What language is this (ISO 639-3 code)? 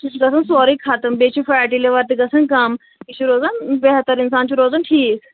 kas